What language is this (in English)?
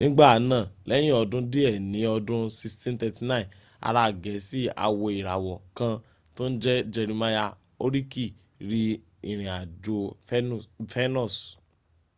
Yoruba